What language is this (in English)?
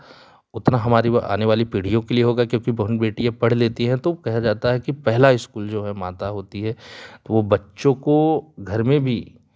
Hindi